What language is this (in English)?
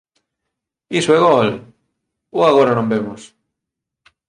Galician